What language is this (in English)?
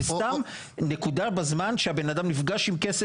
Hebrew